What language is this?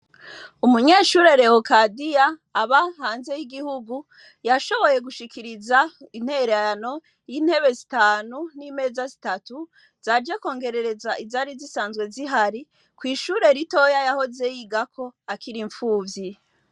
Rundi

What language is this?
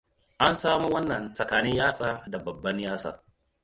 Hausa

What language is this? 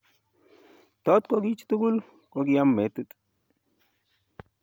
Kalenjin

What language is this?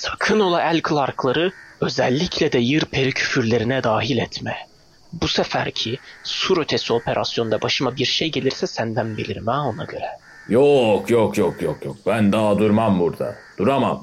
Turkish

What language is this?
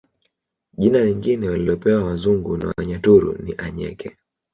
Swahili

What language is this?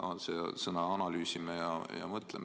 Estonian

